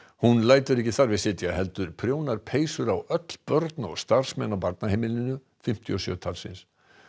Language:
Icelandic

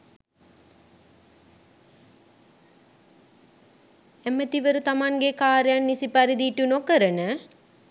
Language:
Sinhala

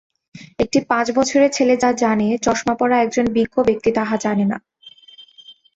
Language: Bangla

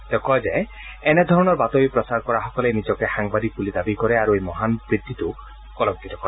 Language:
Assamese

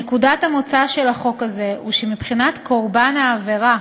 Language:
Hebrew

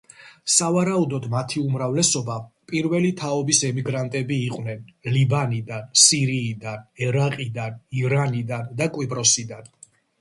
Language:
Georgian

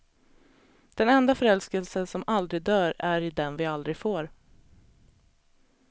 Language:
Swedish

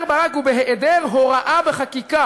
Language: Hebrew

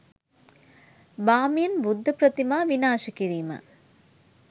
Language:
Sinhala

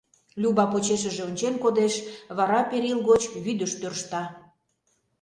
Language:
Mari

